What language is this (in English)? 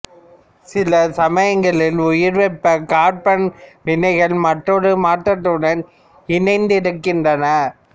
Tamil